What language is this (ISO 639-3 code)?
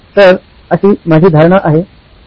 mar